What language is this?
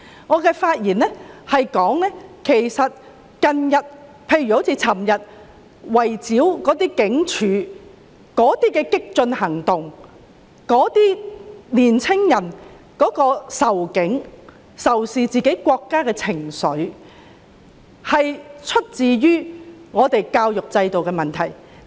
Cantonese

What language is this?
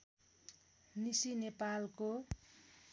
Nepali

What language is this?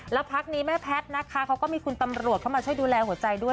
Thai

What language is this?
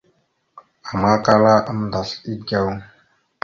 Mada (Cameroon)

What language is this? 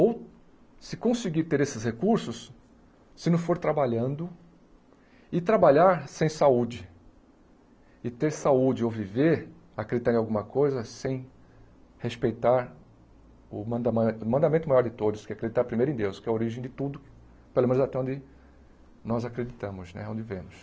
Portuguese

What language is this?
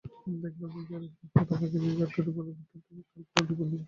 Bangla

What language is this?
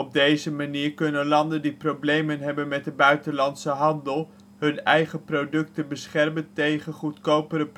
Dutch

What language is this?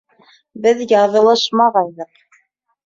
Bashkir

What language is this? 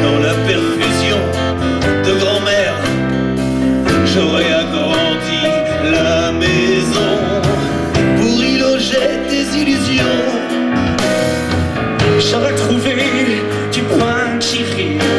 French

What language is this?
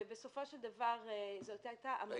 Hebrew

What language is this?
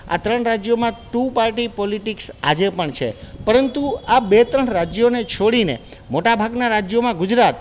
Gujarati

